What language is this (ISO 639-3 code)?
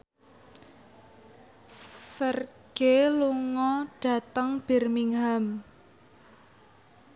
jav